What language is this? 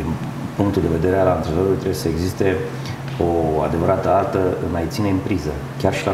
Romanian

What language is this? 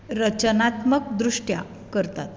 Konkani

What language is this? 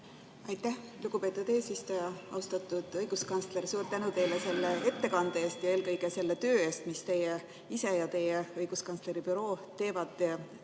Estonian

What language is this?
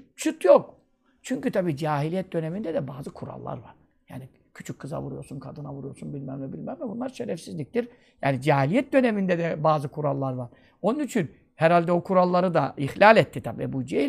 Turkish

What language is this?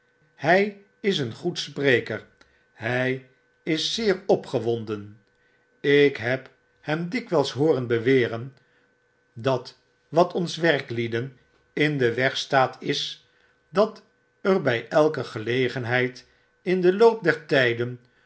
Dutch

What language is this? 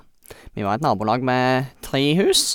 Norwegian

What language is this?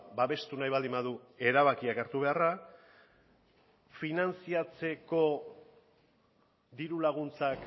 Basque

